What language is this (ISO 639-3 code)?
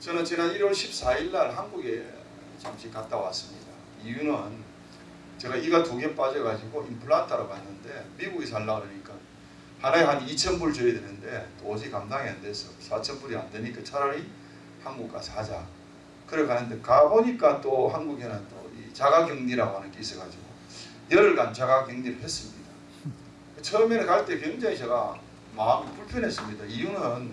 kor